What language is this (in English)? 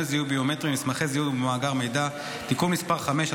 Hebrew